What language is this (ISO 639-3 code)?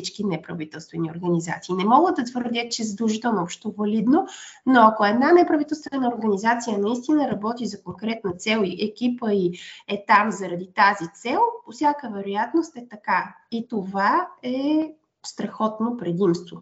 bul